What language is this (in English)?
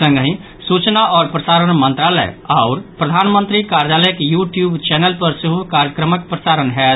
Maithili